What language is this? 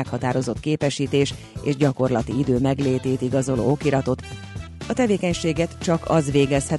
Hungarian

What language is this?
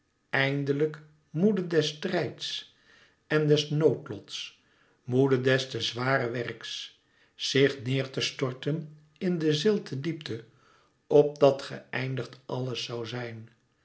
Dutch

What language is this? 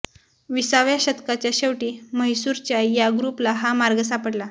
Marathi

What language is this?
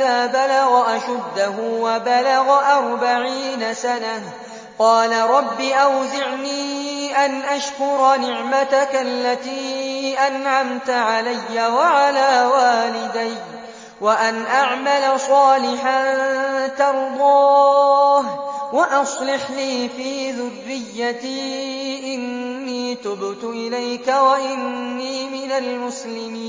Arabic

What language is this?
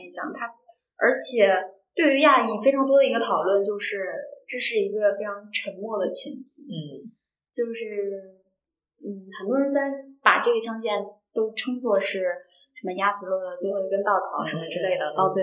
Chinese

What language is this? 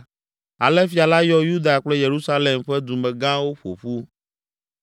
Ewe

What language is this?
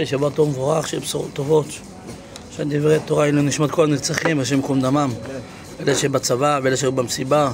Hebrew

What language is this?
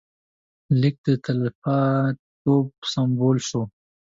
Pashto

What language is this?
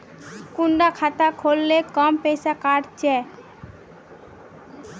Magahi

